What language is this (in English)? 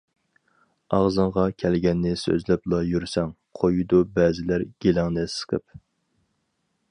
Uyghur